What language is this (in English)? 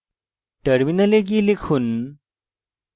Bangla